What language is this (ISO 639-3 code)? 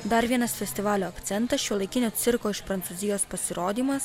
lit